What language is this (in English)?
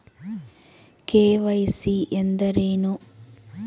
Kannada